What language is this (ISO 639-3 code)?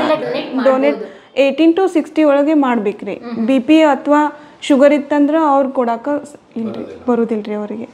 kan